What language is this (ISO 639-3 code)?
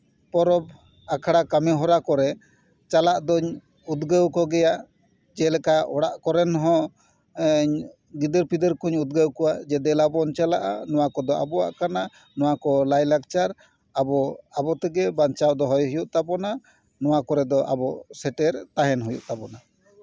sat